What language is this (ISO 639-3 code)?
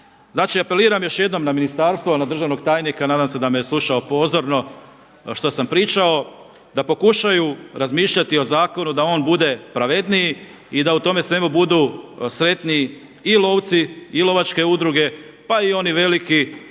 hrv